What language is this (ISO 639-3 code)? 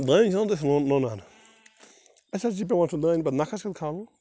kas